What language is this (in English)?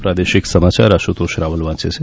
Gujarati